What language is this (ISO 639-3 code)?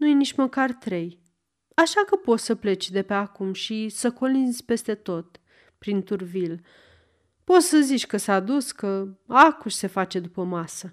ron